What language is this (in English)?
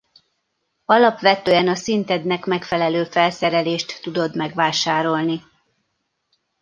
Hungarian